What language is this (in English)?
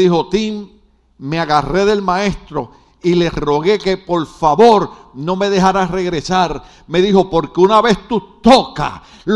Spanish